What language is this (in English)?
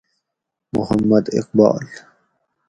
Gawri